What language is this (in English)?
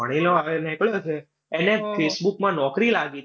Gujarati